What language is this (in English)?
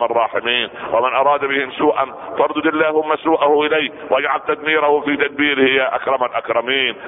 Arabic